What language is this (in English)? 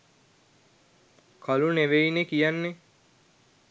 Sinhala